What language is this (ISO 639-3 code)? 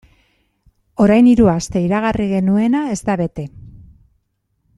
eus